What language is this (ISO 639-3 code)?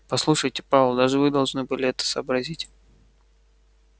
rus